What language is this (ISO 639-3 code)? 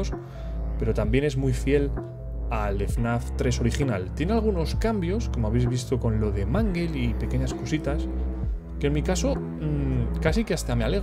spa